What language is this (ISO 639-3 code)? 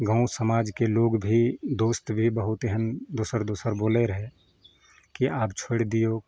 mai